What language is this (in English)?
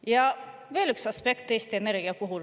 Estonian